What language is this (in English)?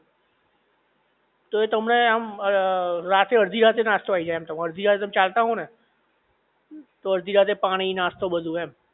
Gujarati